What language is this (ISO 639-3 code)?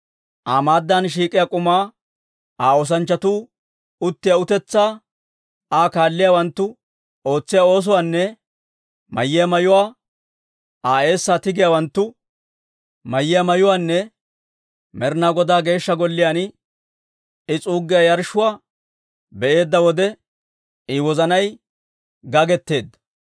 dwr